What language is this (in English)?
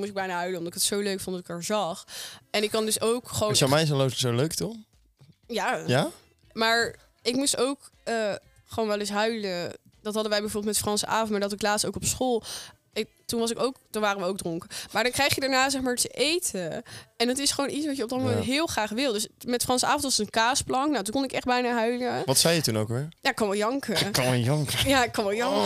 Dutch